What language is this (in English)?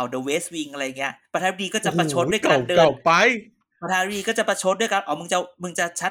Thai